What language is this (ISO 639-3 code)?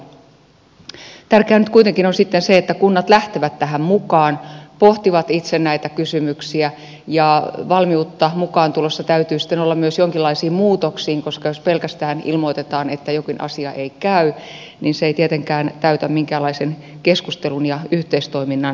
fin